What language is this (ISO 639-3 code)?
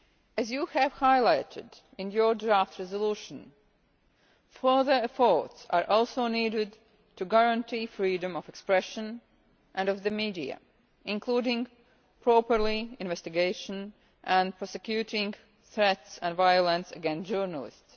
eng